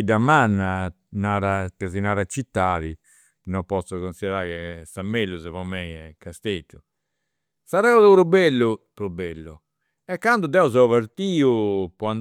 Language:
Campidanese Sardinian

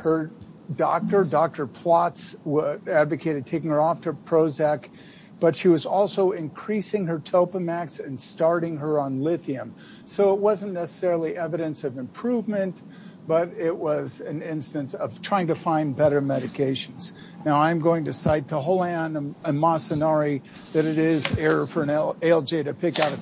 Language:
English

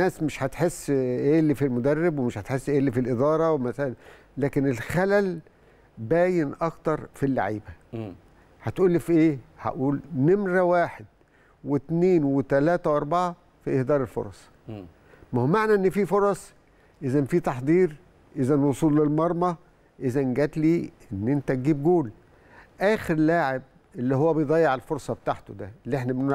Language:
Arabic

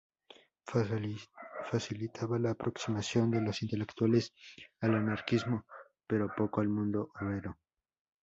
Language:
Spanish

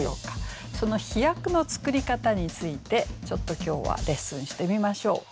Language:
Japanese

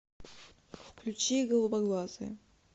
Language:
Russian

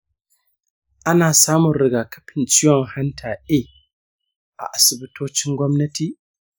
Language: Hausa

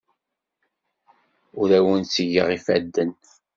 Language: Kabyle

